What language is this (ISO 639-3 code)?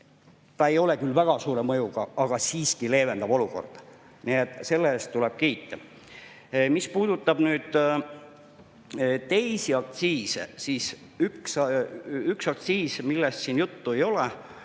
est